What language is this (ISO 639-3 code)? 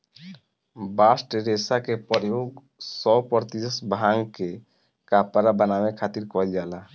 bho